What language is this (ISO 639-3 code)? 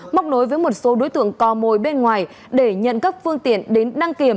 vie